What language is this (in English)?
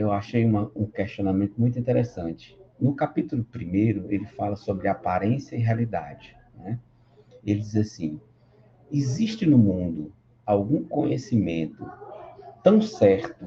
Portuguese